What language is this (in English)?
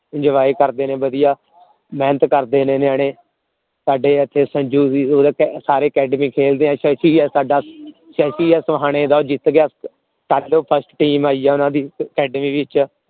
Punjabi